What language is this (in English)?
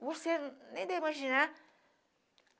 Portuguese